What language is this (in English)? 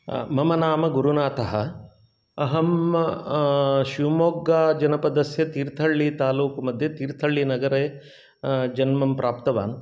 Sanskrit